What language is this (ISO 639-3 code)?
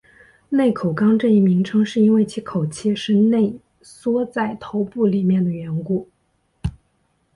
zho